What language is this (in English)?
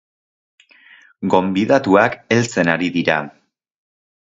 Basque